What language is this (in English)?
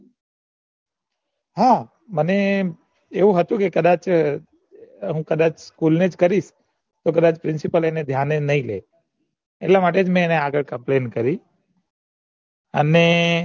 Gujarati